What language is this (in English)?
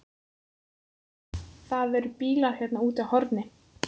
Icelandic